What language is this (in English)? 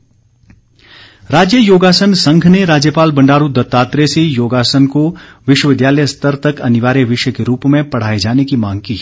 Hindi